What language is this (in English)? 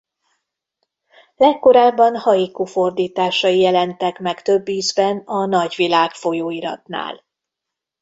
Hungarian